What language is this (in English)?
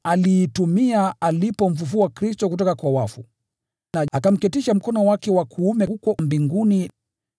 Swahili